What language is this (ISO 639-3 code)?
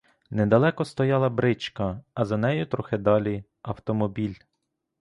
ukr